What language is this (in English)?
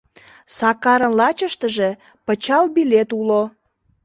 Mari